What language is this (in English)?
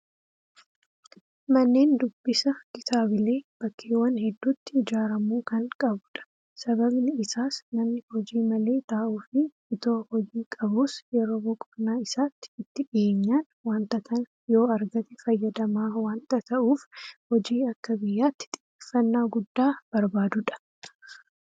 Oromo